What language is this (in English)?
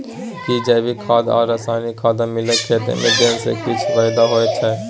Maithili